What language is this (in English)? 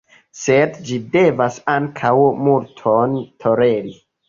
Esperanto